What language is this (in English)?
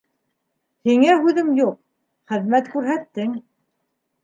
Bashkir